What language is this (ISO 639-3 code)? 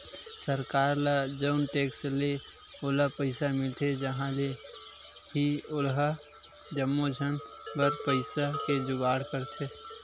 hne